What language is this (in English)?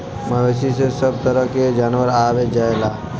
Bhojpuri